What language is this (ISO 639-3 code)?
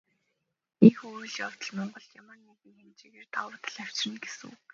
mon